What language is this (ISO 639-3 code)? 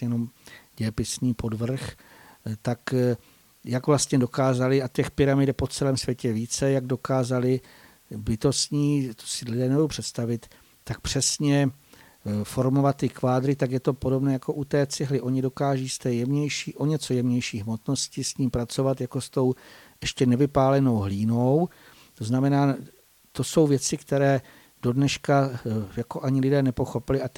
ces